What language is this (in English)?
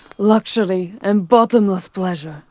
English